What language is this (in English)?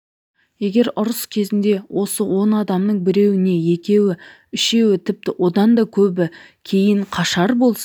Kazakh